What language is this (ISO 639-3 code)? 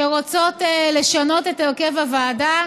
heb